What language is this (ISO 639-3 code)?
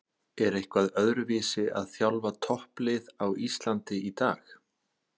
isl